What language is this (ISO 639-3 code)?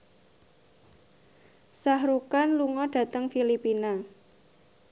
jav